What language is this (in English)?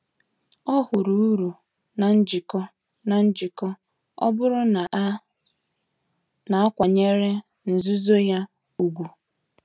Igbo